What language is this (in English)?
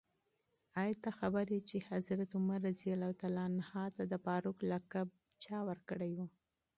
Pashto